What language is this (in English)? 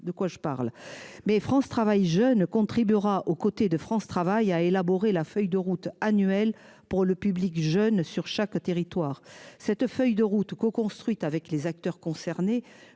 French